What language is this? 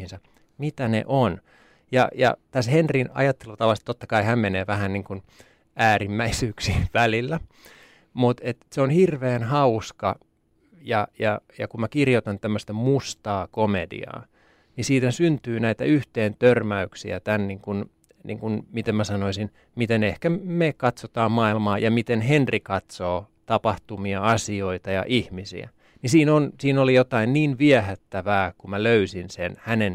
Finnish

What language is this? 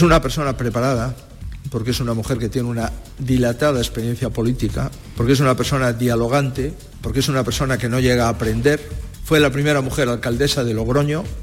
Spanish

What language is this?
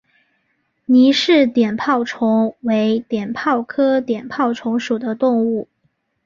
Chinese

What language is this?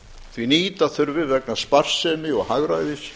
Icelandic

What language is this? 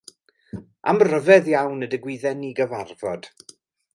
Welsh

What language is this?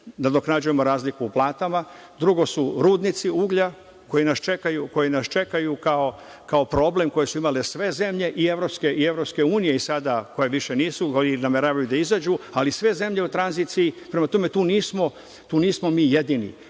Serbian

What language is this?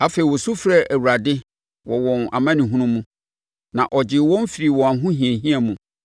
Akan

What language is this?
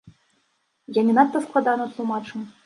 Belarusian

